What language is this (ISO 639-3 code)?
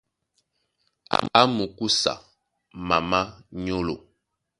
dua